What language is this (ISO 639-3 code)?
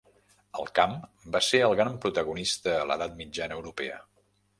cat